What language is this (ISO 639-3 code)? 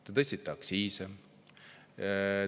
est